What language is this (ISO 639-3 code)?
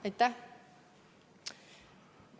est